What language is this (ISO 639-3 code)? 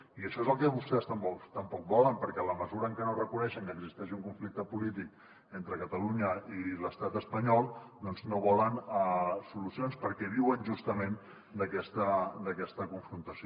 cat